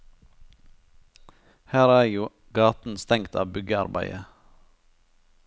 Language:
Norwegian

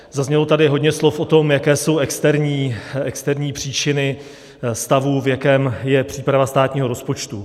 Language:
Czech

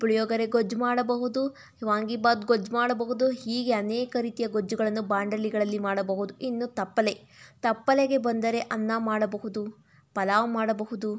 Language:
Kannada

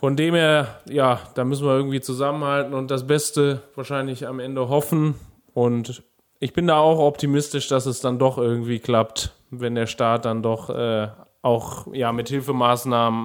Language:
German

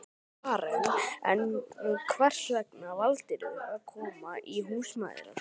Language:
Icelandic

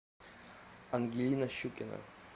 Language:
Russian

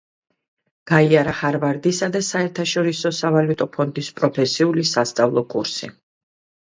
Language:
Georgian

